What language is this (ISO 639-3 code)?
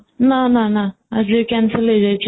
ori